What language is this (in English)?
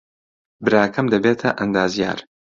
Central Kurdish